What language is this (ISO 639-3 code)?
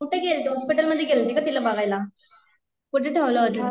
mar